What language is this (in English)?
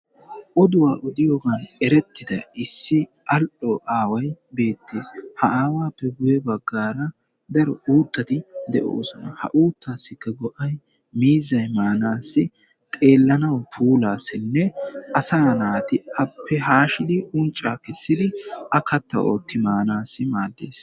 Wolaytta